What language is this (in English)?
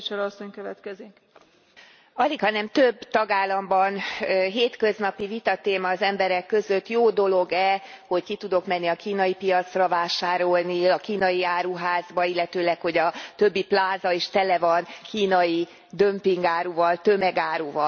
Hungarian